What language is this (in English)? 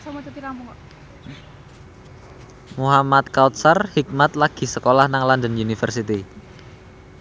Javanese